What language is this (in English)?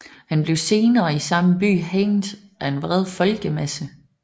Danish